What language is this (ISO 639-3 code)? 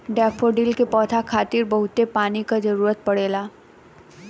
bho